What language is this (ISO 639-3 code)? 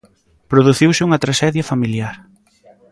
glg